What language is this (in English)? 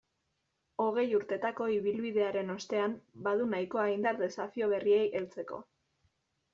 Basque